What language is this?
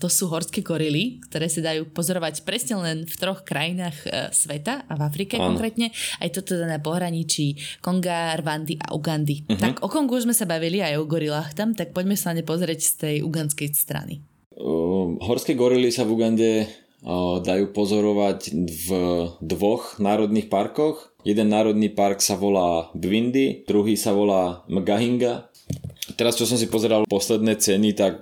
Slovak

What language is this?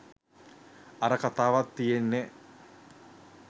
Sinhala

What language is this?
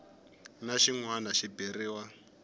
Tsonga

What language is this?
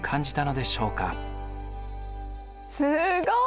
Japanese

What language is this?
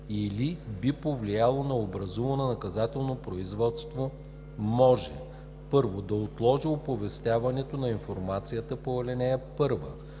Bulgarian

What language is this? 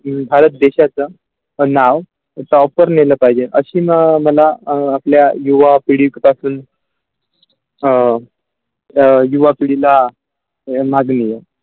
Marathi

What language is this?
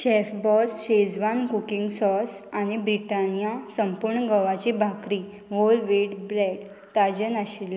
Konkani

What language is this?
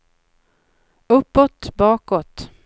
Swedish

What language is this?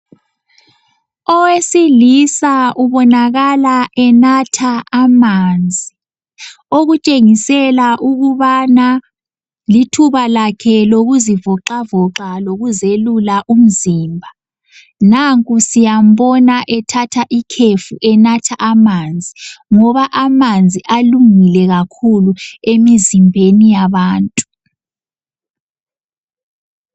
North Ndebele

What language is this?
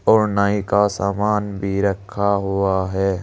Hindi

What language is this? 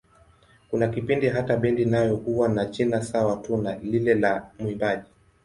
Swahili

